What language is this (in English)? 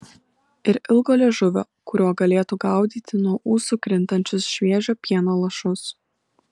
Lithuanian